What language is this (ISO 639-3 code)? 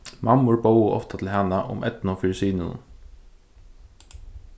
fao